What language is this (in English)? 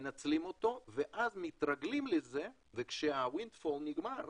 Hebrew